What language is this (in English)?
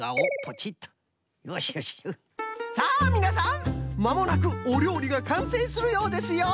Japanese